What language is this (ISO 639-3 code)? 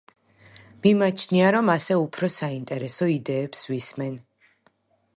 kat